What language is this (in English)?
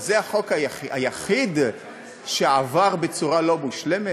Hebrew